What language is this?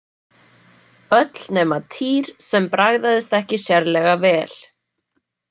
Icelandic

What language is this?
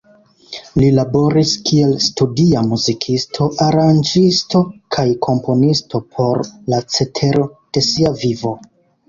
Esperanto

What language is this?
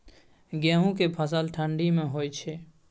Maithili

